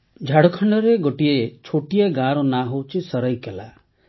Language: Odia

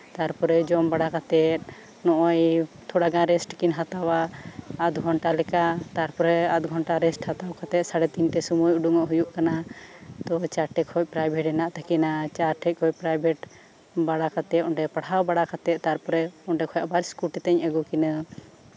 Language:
Santali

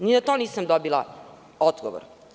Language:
Serbian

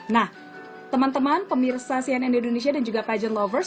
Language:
Indonesian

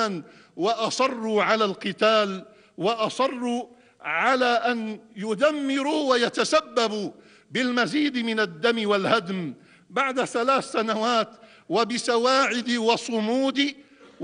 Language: Arabic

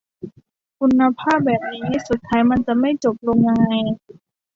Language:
Thai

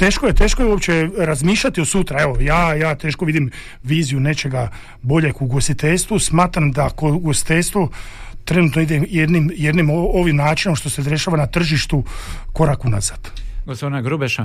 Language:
Croatian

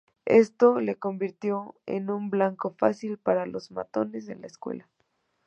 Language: Spanish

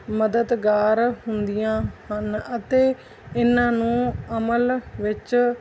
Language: Punjabi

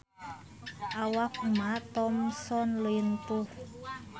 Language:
Sundanese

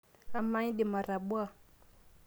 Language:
Masai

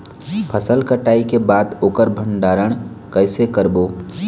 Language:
Chhattisgarhi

